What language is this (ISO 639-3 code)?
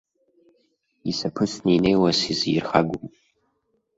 abk